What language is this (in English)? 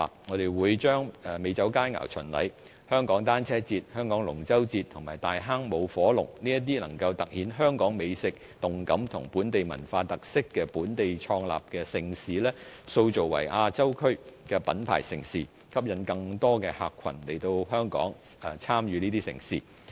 Cantonese